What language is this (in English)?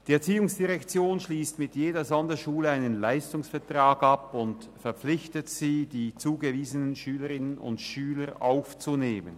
Swiss German